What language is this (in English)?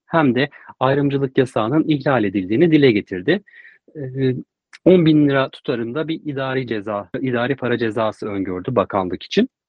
Turkish